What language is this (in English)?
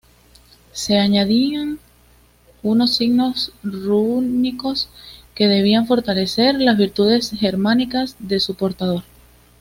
Spanish